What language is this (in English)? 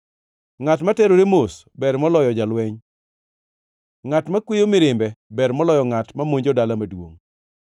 Luo (Kenya and Tanzania)